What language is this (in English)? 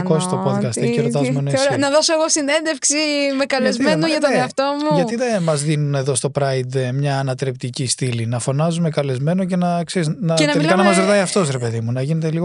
Greek